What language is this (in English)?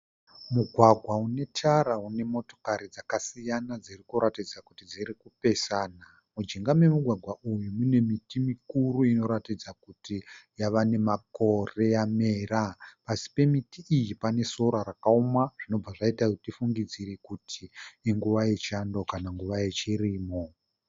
Shona